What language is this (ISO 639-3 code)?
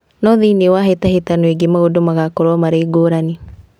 kik